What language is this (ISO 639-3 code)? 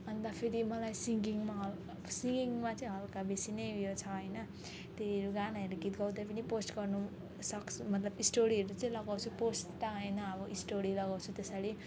nep